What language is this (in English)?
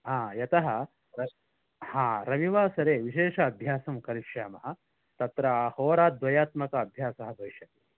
Sanskrit